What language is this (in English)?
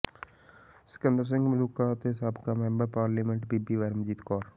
Punjabi